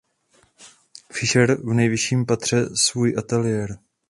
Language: Czech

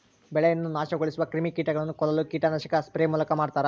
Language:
Kannada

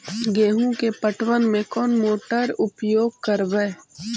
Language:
Magahi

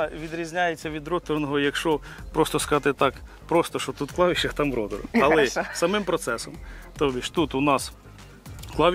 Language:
Ukrainian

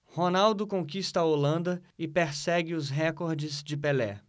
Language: Portuguese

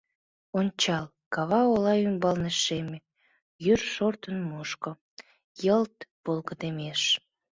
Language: Mari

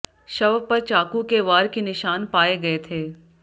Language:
Hindi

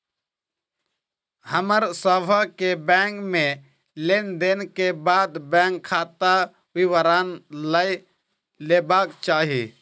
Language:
Maithili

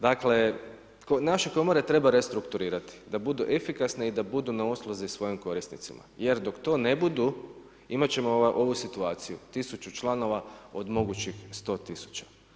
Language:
Croatian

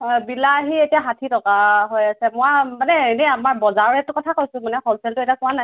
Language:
Assamese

